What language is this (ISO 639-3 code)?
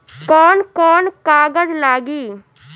bho